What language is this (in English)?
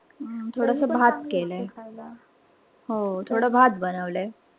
Marathi